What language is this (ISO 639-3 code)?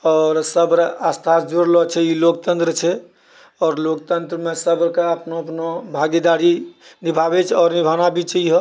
mai